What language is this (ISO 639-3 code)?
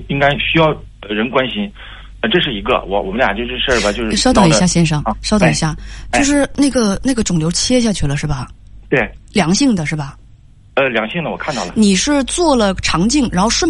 zho